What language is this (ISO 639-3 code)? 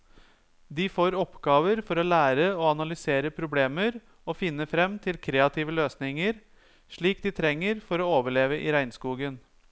nor